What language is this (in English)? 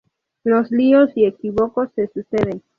Spanish